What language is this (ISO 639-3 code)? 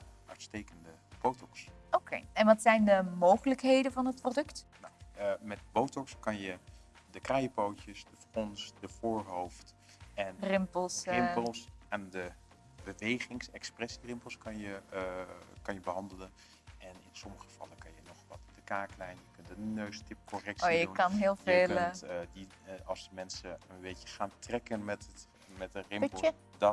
nld